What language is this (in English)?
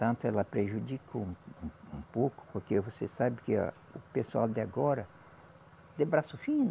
Portuguese